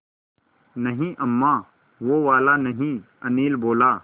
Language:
Hindi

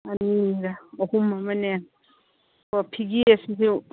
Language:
Manipuri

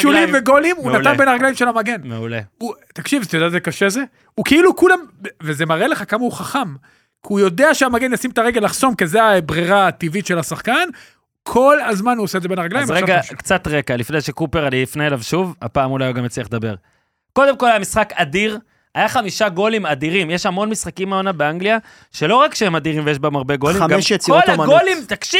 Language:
Hebrew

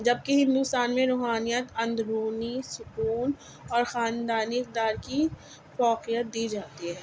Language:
Urdu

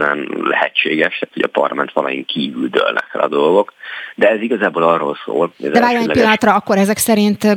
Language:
Hungarian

